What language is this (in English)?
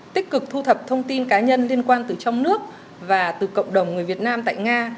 Vietnamese